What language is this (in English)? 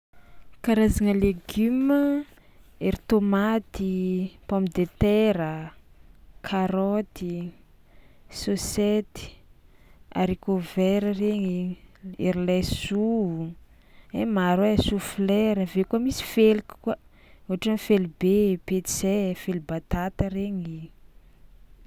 Tsimihety Malagasy